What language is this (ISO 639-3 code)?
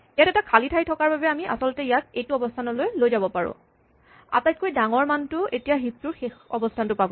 asm